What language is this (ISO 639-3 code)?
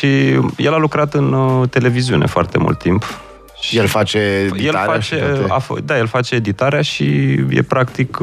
ron